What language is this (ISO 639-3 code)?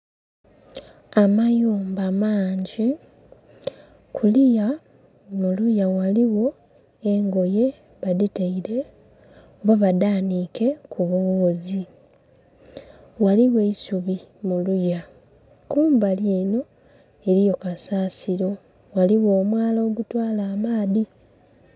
xog